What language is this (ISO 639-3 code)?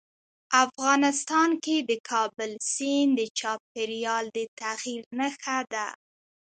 pus